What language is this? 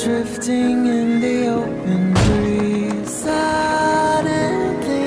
English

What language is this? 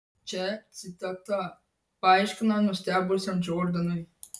Lithuanian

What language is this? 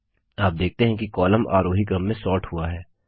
Hindi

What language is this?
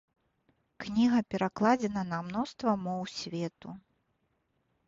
Belarusian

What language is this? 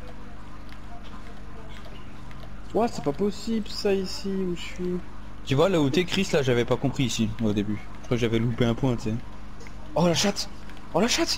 French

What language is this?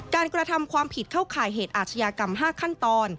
Thai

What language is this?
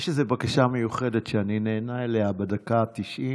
Hebrew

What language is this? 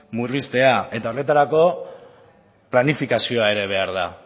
Basque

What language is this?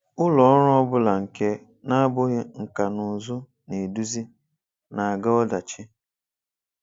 Igbo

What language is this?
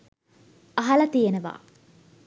Sinhala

